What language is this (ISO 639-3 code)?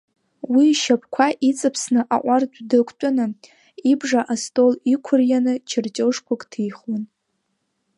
abk